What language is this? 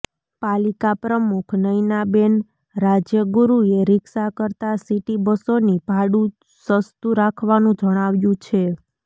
Gujarati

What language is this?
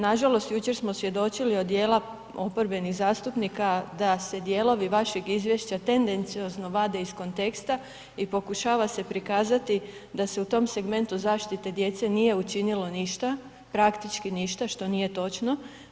Croatian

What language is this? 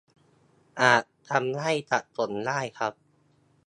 Thai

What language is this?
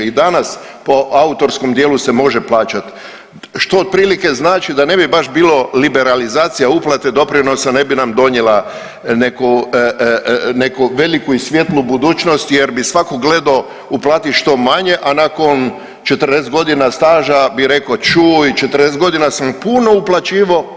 Croatian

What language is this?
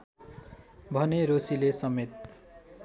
Nepali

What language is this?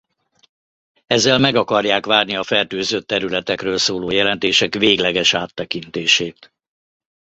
Hungarian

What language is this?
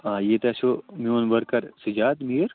Kashmiri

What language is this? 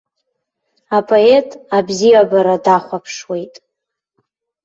Abkhazian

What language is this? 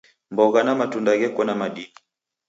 Taita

